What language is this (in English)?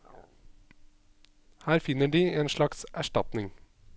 Norwegian